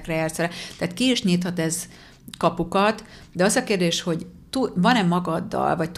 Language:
Hungarian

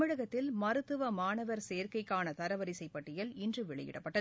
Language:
Tamil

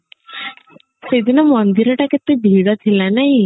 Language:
Odia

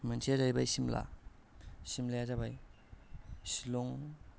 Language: Bodo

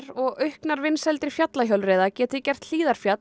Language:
Icelandic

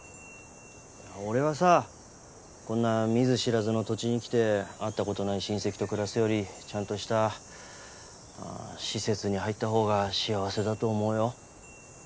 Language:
Japanese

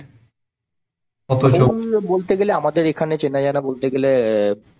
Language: Bangla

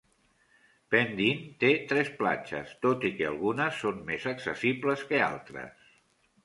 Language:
Catalan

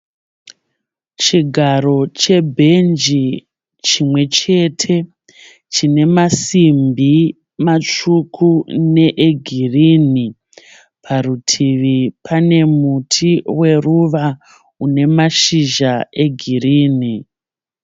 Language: Shona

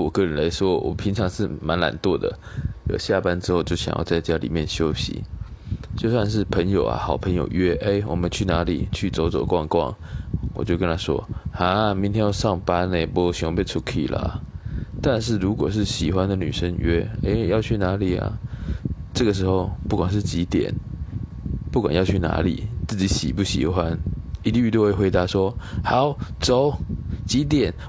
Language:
Chinese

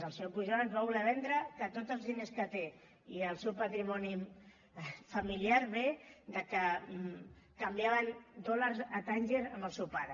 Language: Catalan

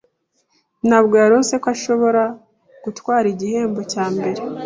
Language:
Kinyarwanda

